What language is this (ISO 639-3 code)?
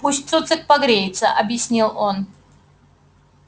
rus